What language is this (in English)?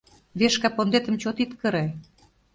Mari